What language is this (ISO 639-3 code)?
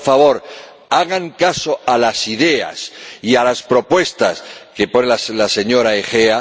spa